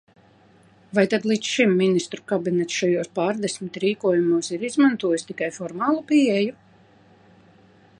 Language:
Latvian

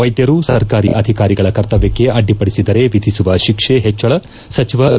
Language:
Kannada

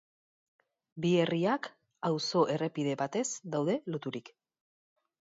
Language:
Basque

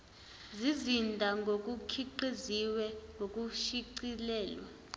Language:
Zulu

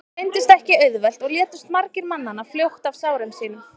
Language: Icelandic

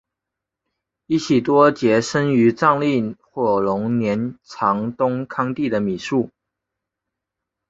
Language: Chinese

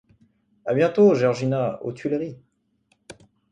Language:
French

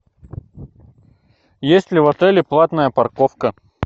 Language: Russian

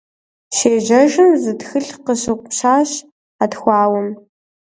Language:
Kabardian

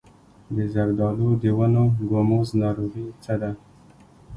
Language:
Pashto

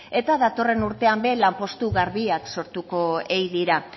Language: Basque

